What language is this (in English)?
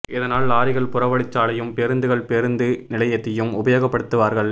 Tamil